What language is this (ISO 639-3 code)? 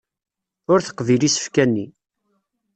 kab